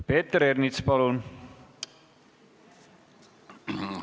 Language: Estonian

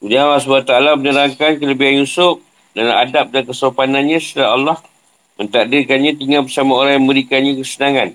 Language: Malay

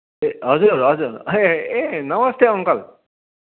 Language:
Nepali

